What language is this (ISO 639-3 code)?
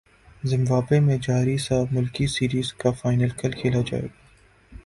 urd